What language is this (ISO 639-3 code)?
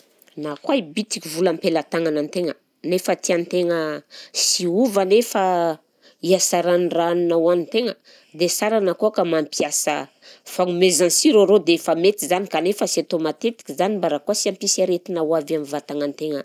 bzc